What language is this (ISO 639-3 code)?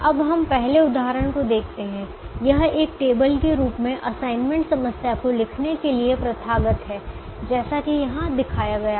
hin